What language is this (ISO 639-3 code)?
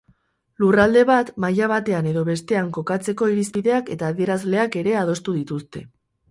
eus